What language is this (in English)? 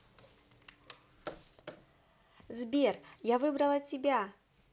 Russian